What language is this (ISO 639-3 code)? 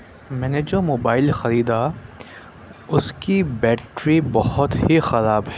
urd